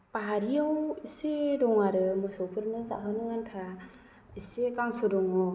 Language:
Bodo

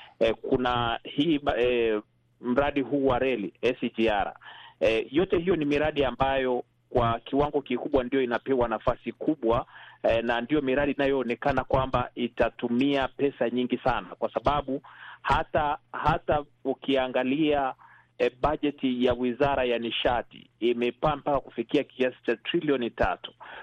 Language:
Swahili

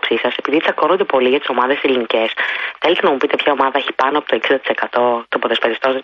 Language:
Greek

